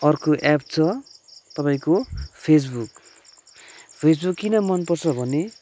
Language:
Nepali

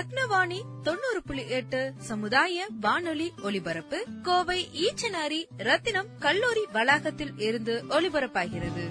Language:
Tamil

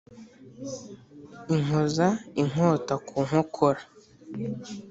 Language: Kinyarwanda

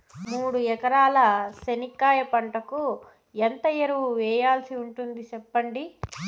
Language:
Telugu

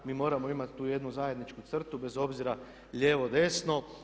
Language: Croatian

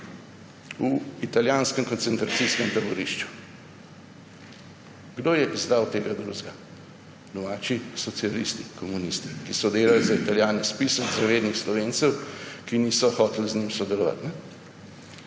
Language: Slovenian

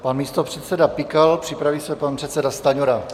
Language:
Czech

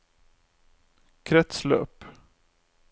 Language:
Norwegian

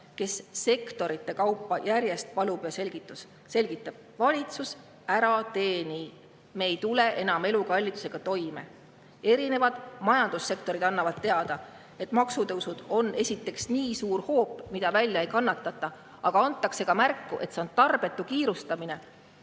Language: Estonian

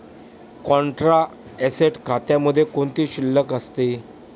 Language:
Marathi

